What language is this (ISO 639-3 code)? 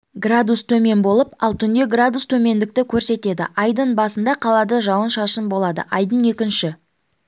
kaz